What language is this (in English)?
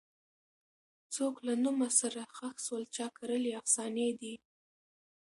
Pashto